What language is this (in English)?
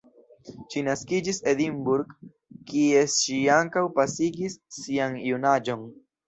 Esperanto